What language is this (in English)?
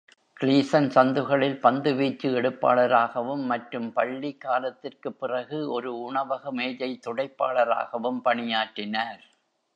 Tamil